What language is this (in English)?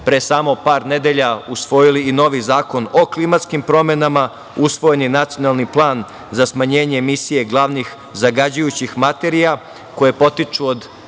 Serbian